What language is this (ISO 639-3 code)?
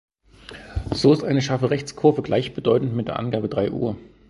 deu